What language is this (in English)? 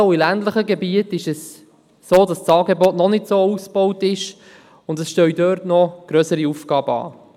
Swiss German